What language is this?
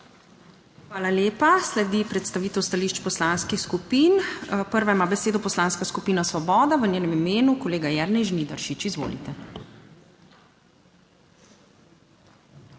Slovenian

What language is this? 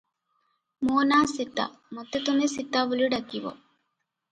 Odia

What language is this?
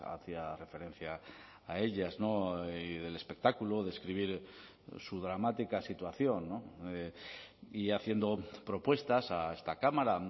Spanish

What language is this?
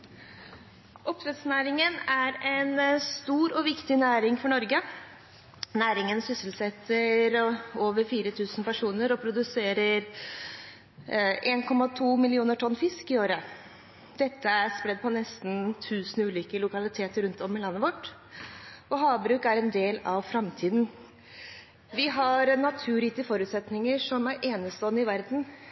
Norwegian Bokmål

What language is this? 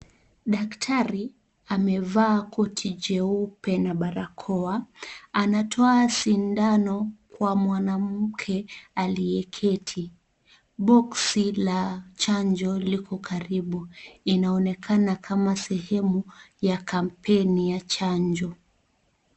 Swahili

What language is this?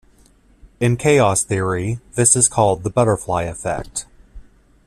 English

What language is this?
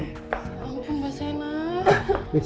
Indonesian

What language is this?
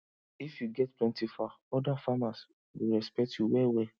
Nigerian Pidgin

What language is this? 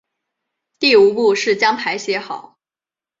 Chinese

